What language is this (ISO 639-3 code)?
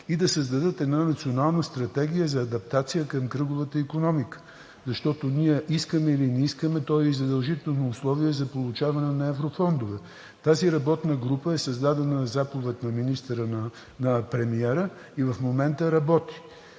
bul